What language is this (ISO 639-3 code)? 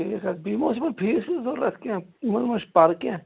kas